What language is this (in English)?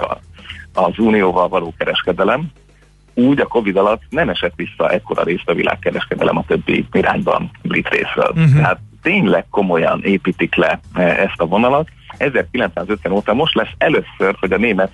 Hungarian